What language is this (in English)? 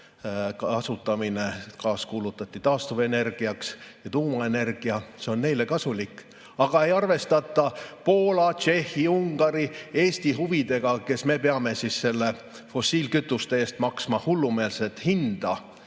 Estonian